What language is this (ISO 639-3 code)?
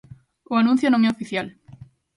glg